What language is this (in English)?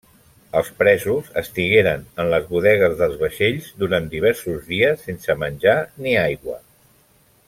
Catalan